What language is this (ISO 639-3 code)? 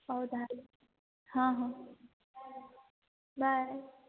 ori